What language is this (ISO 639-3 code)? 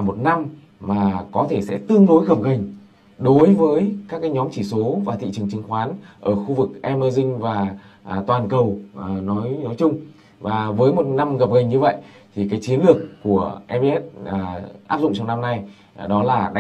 vie